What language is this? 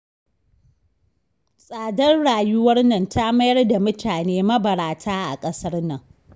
Hausa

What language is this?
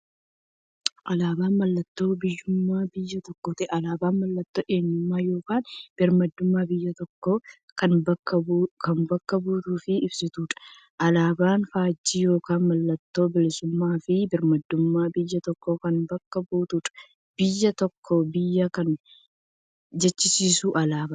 Oromo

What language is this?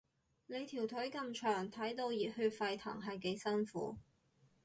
Cantonese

